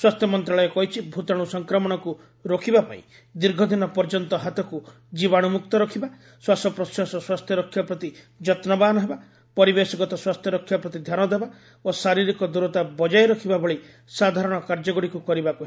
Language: Odia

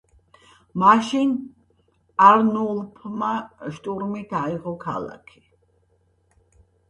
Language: Georgian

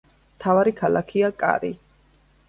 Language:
Georgian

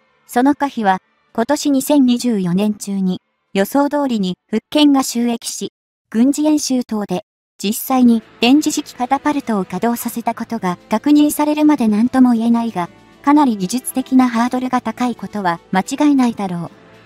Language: Japanese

